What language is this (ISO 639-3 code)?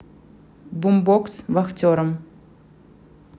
rus